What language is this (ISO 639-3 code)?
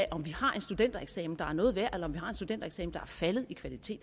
dan